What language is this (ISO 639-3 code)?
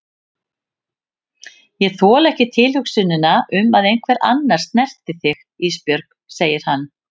isl